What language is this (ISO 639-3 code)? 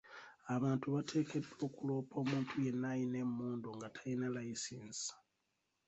lug